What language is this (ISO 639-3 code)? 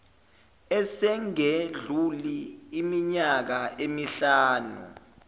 zul